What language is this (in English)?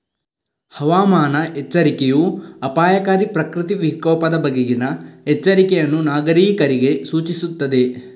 Kannada